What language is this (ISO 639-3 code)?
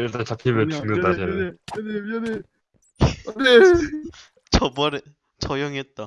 kor